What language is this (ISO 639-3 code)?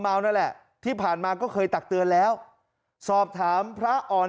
tha